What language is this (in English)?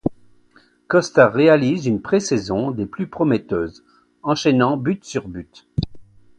French